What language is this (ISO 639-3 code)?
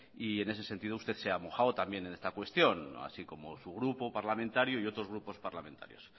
spa